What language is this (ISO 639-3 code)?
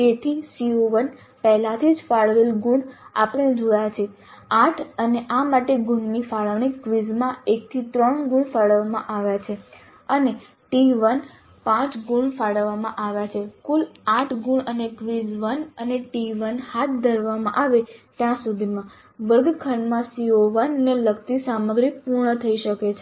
guj